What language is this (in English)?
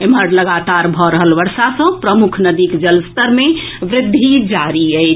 Maithili